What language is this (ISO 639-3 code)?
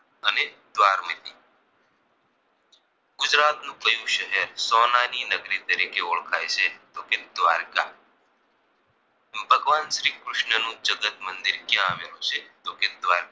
guj